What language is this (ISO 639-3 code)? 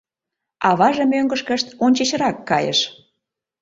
chm